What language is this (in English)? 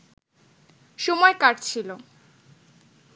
Bangla